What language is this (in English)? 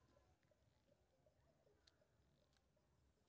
Maithili